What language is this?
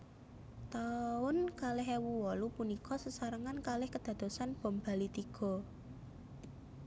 Javanese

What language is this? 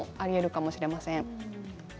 Japanese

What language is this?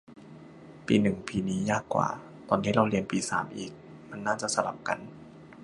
Thai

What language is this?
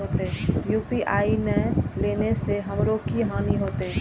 Maithili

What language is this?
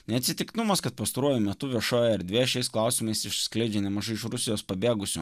Lithuanian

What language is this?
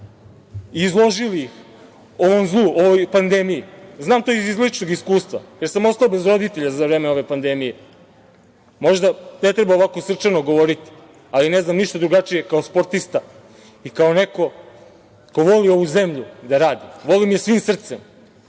Serbian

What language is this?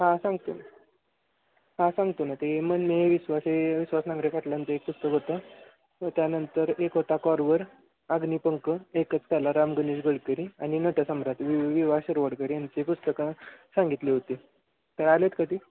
Marathi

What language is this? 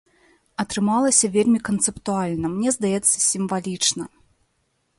Belarusian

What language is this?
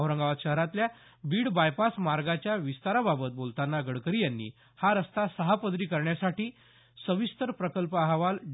Marathi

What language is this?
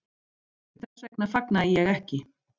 Icelandic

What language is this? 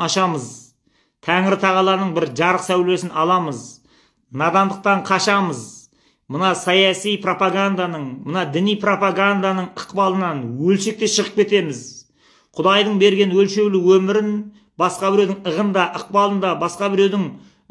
Turkish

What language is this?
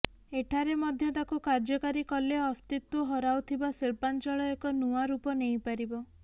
Odia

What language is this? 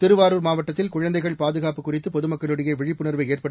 Tamil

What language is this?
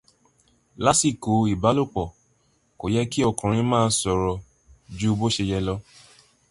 Yoruba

